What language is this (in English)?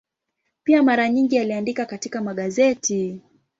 Swahili